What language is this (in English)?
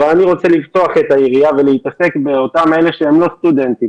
Hebrew